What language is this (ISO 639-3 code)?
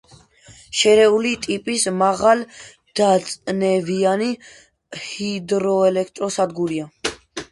kat